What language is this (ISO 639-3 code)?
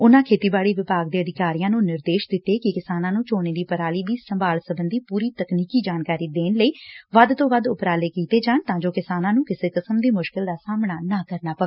pan